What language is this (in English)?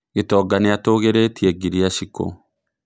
Kikuyu